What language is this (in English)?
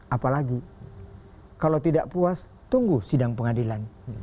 Indonesian